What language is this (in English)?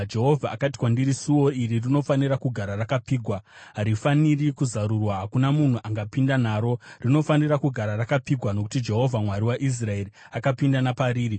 Shona